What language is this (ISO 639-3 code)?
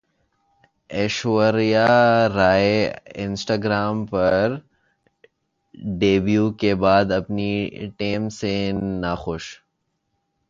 urd